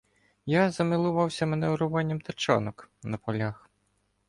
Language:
Ukrainian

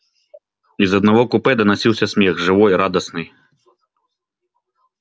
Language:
Russian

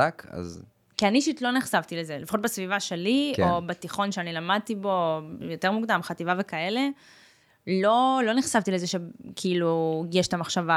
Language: Hebrew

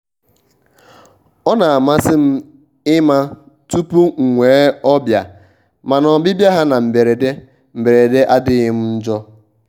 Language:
Igbo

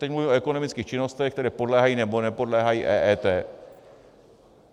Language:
Czech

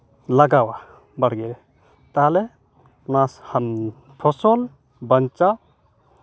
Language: Santali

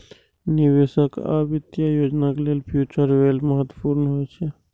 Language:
Maithili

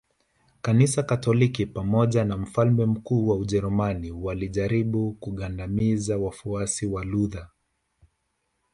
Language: Swahili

